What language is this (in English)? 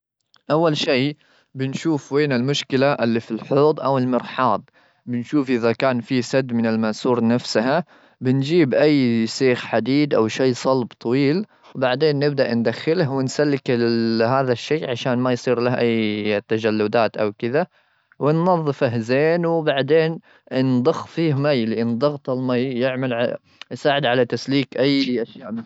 Gulf Arabic